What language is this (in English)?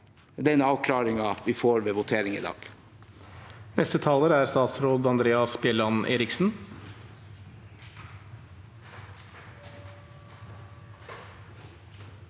Norwegian